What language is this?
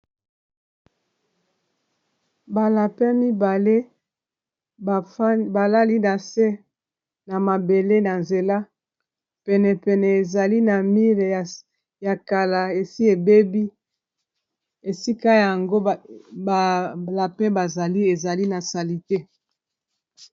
Lingala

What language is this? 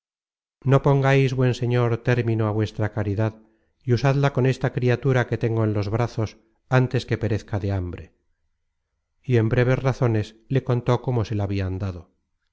Spanish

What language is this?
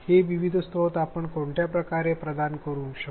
Marathi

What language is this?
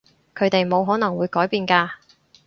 Cantonese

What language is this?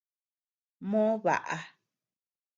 Tepeuxila Cuicatec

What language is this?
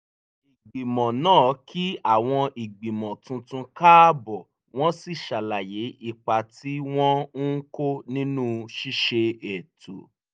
Yoruba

